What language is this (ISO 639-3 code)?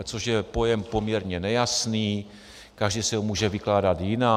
ces